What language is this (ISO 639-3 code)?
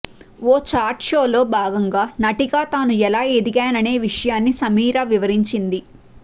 tel